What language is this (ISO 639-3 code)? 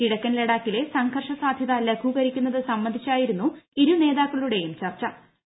mal